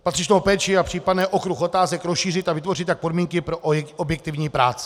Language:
Czech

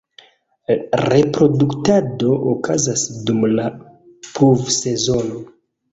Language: Esperanto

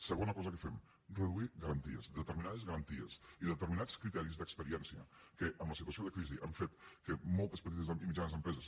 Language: Catalan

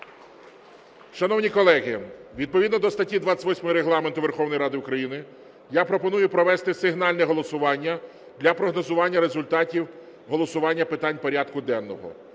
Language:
Ukrainian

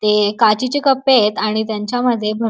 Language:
Marathi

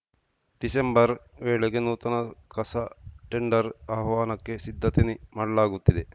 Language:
Kannada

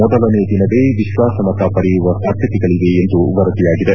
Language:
Kannada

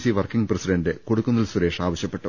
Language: Malayalam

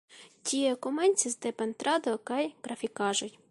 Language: Esperanto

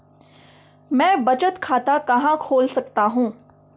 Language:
Hindi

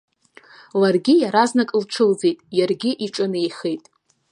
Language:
Abkhazian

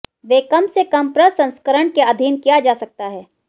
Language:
Hindi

